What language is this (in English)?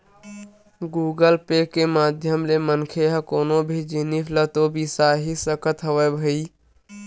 Chhattisgarhi